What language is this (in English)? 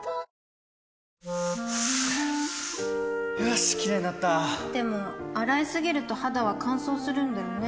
Japanese